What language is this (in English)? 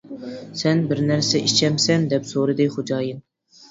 Uyghur